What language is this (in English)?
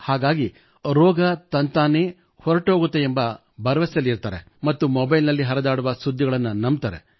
Kannada